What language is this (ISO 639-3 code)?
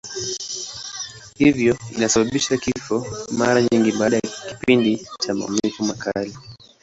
swa